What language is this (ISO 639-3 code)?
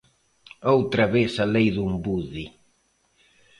glg